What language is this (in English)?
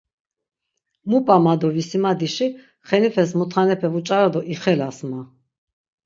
Laz